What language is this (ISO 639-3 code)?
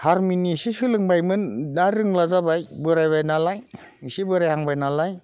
brx